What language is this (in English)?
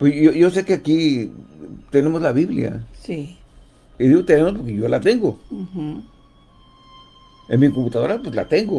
Spanish